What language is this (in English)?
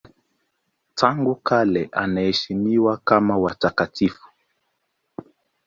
Swahili